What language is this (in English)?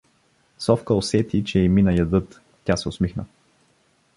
Bulgarian